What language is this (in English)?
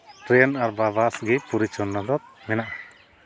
Santali